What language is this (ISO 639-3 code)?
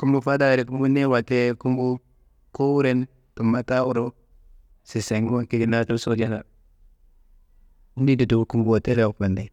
kbl